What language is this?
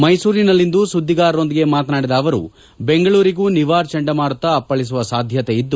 Kannada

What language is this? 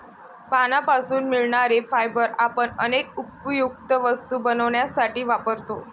Marathi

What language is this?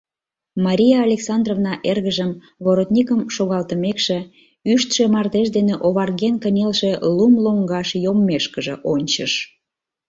Mari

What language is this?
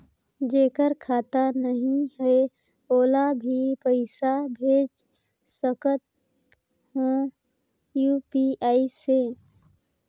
Chhattisgarhi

